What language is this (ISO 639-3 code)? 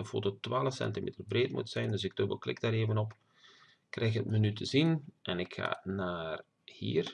nld